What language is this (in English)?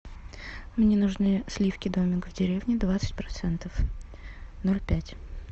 Russian